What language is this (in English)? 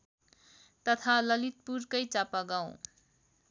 Nepali